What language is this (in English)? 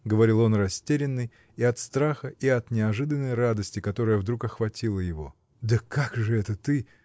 Russian